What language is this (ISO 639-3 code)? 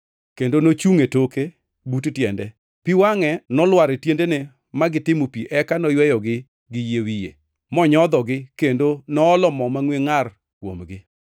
luo